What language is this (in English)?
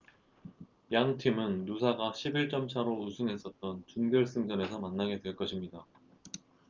Korean